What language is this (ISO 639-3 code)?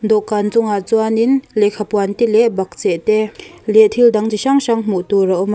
lus